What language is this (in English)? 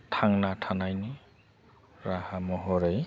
Bodo